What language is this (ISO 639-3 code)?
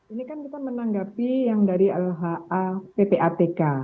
ind